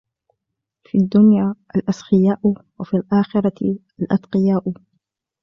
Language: Arabic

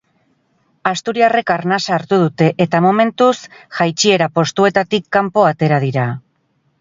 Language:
Basque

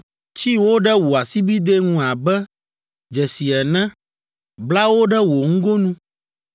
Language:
Ewe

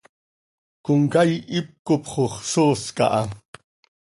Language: Seri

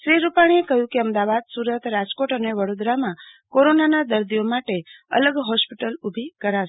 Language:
Gujarati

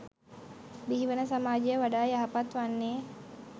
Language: Sinhala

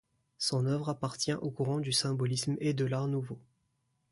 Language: French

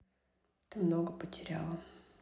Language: Russian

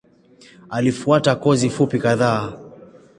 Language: Swahili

